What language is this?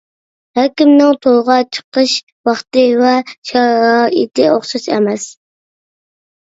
Uyghur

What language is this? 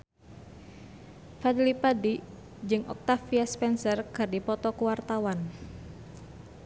Sundanese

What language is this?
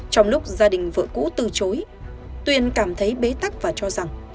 Vietnamese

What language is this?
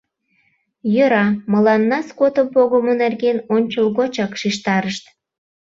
Mari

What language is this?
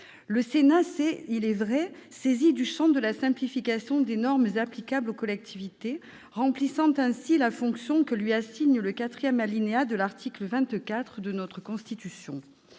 French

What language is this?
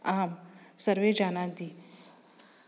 Sanskrit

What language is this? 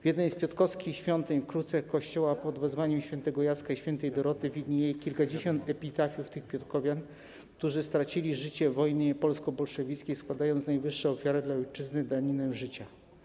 Polish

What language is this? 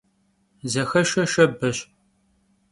Kabardian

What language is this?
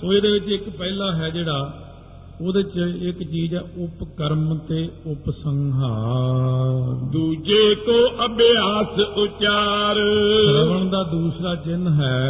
Punjabi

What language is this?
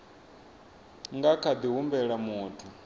Venda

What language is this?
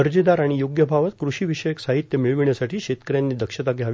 Marathi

